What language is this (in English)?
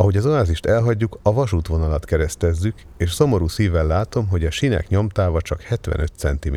Hungarian